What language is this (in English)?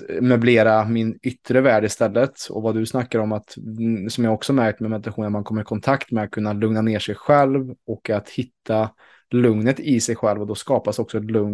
Swedish